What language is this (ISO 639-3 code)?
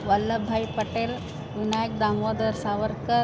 san